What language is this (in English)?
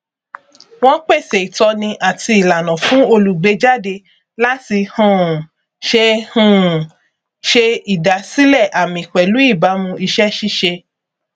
Yoruba